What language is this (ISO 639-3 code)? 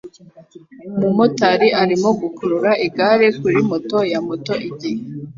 kin